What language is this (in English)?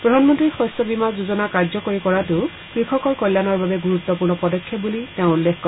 Assamese